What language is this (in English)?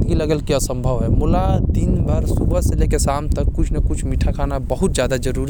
Korwa